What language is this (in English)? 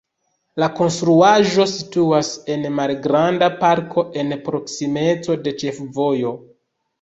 Esperanto